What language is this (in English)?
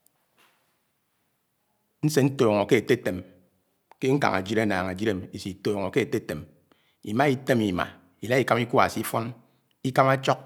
Anaang